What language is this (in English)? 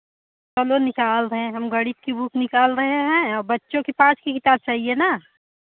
Hindi